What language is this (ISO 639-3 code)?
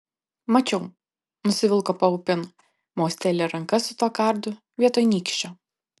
lit